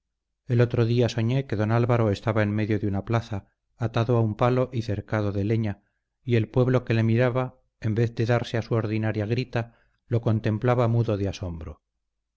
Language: Spanish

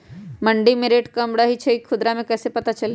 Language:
Magahi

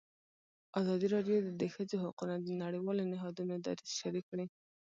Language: Pashto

